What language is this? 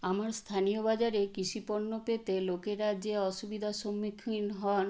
Bangla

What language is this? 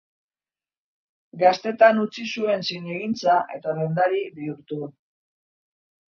Basque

